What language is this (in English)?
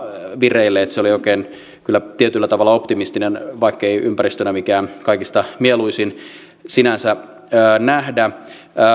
Finnish